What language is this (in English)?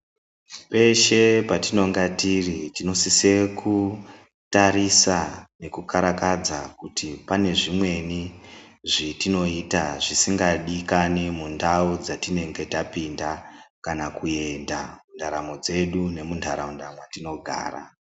Ndau